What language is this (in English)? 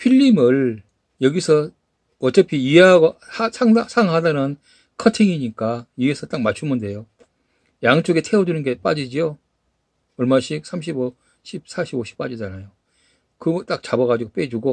Korean